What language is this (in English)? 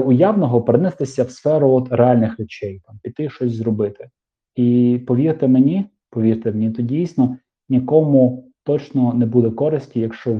Ukrainian